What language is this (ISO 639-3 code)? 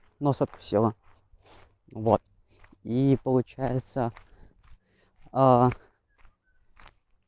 rus